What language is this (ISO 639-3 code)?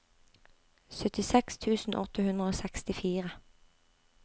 nor